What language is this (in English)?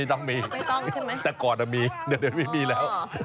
Thai